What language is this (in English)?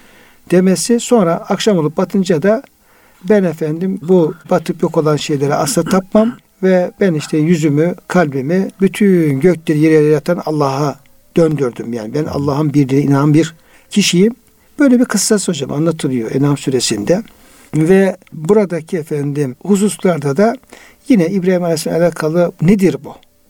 Turkish